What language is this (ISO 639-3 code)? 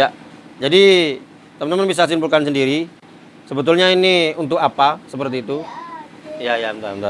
ind